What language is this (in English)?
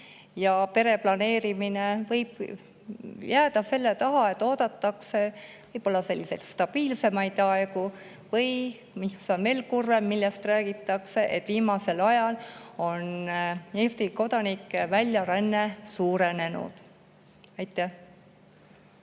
Estonian